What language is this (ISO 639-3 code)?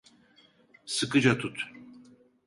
tur